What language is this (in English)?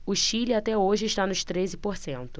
Portuguese